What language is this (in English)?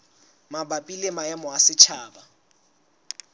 Southern Sotho